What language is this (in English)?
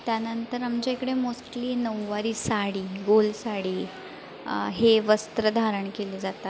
Marathi